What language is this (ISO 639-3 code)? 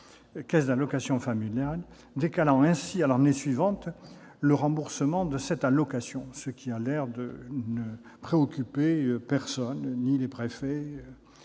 fra